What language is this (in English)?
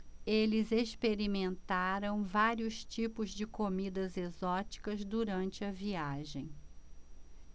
Portuguese